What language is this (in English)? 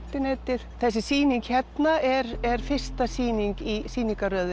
Icelandic